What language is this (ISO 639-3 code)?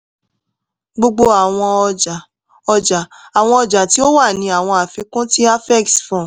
yor